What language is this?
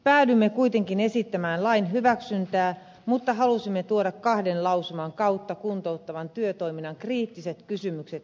Finnish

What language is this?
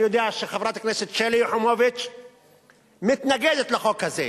Hebrew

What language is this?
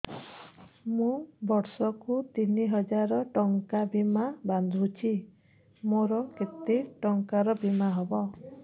Odia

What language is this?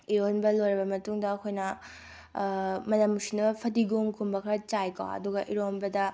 Manipuri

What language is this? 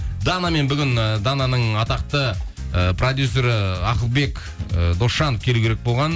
Kazakh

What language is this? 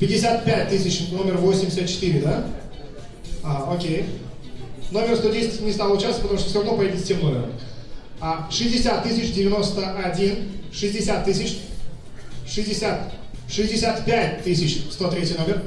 Russian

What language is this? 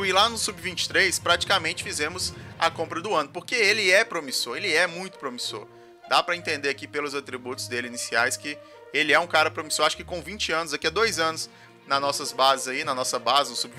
Portuguese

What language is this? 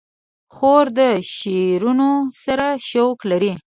Pashto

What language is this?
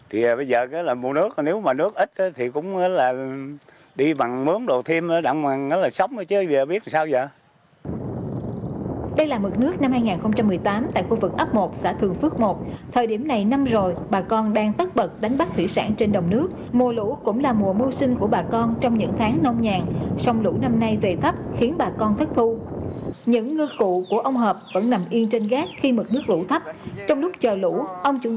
Vietnamese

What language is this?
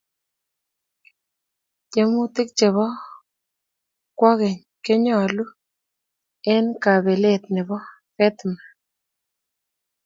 Kalenjin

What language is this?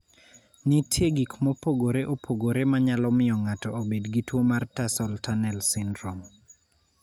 Luo (Kenya and Tanzania)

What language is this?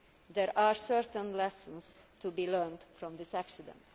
English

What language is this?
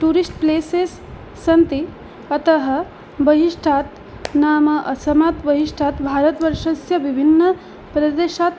Sanskrit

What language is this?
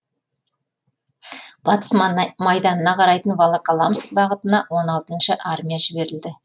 Kazakh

